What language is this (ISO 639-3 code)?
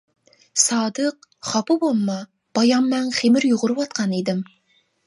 uig